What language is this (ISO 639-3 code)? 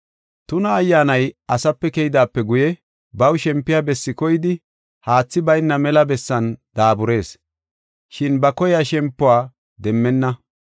gof